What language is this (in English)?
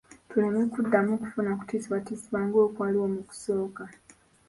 Ganda